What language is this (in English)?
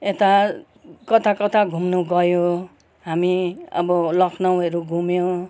Nepali